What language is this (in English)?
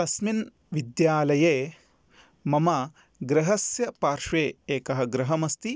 Sanskrit